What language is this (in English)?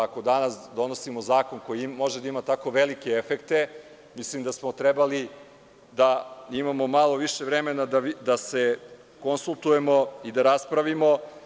Serbian